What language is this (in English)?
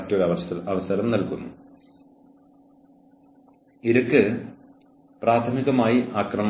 Malayalam